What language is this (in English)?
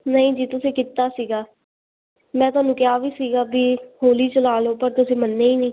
Punjabi